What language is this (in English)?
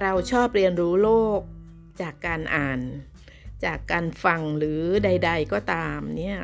Thai